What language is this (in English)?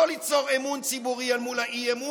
Hebrew